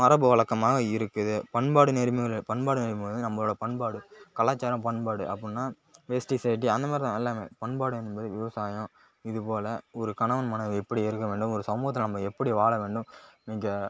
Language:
Tamil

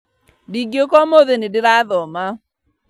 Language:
Kikuyu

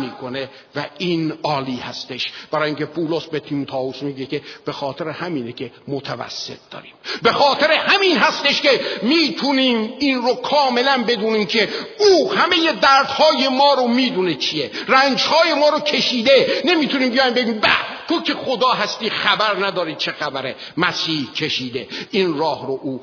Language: Persian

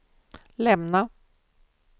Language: Swedish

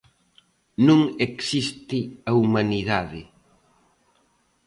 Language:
Galician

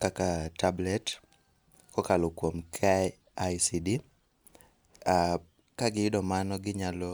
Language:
Luo (Kenya and Tanzania)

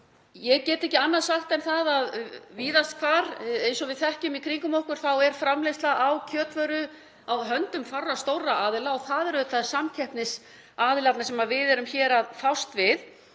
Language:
Icelandic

